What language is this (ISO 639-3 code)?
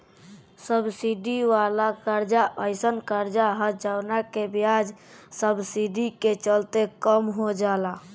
bho